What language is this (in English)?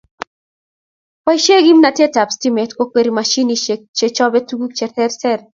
Kalenjin